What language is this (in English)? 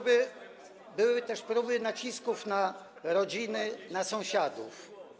Polish